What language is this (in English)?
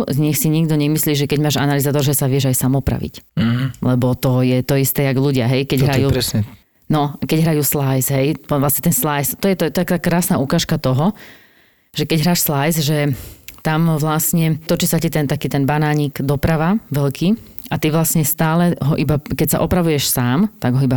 Slovak